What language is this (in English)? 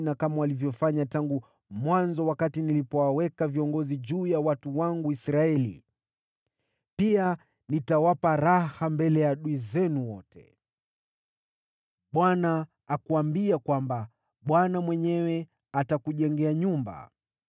Swahili